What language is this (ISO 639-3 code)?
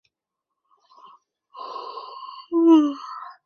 zho